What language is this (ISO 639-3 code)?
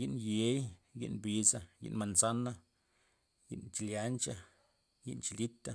ztp